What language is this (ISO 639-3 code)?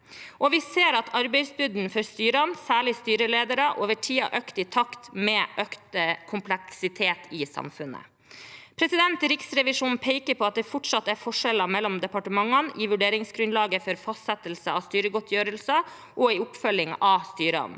nor